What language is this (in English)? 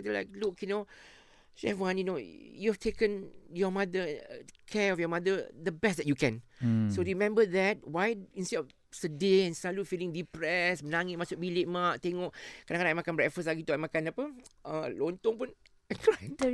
Malay